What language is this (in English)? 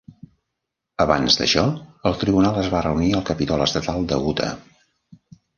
Catalan